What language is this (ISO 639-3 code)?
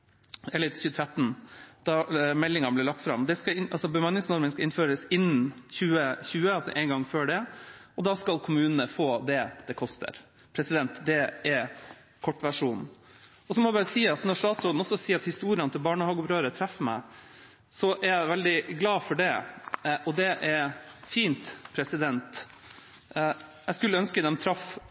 nob